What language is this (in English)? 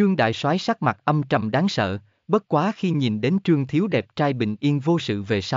Vietnamese